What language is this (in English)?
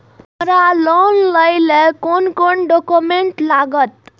Maithili